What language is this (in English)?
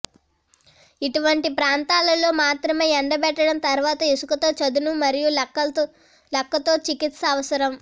Telugu